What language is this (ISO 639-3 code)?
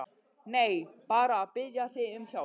isl